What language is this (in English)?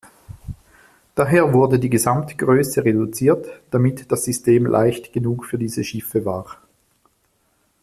German